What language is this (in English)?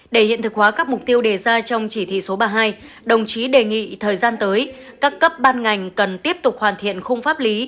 Vietnamese